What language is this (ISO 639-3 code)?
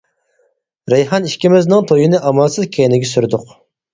uig